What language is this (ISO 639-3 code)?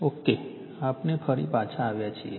guj